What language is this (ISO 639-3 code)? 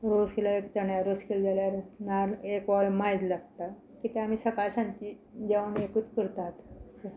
kok